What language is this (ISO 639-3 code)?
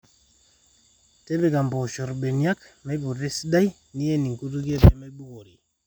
mas